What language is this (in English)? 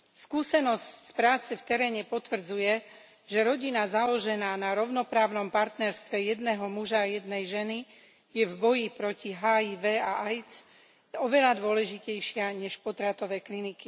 Slovak